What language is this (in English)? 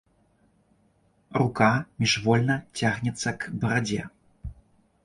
Belarusian